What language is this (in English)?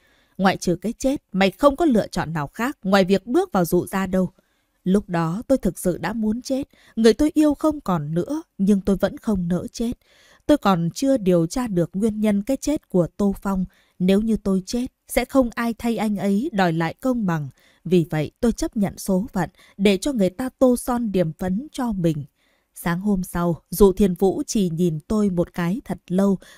Vietnamese